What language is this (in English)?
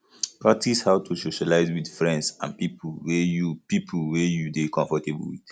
Nigerian Pidgin